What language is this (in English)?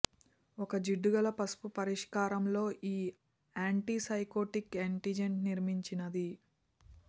Telugu